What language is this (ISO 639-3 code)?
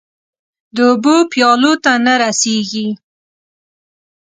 pus